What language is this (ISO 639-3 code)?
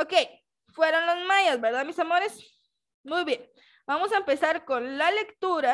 spa